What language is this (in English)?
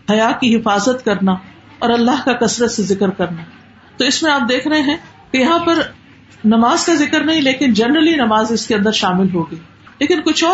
Urdu